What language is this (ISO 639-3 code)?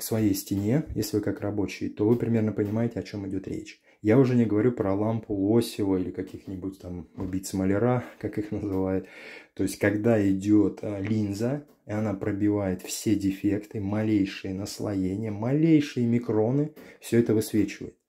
rus